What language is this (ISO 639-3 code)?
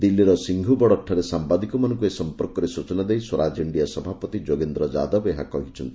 ori